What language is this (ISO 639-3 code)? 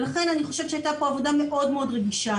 heb